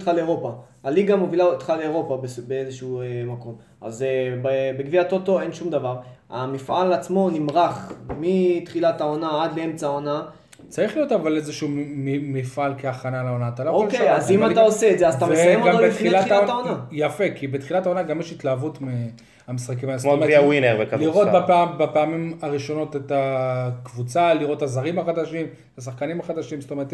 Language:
Hebrew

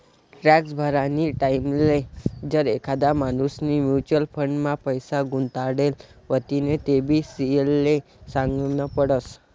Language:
Marathi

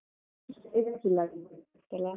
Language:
Kannada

